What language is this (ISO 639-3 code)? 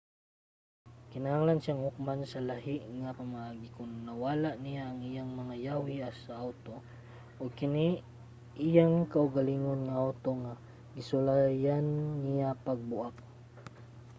ceb